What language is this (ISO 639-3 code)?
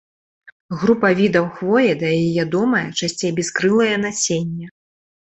bel